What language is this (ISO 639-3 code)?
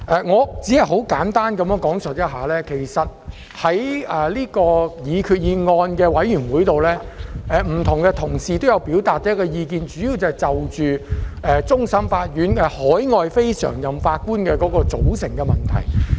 yue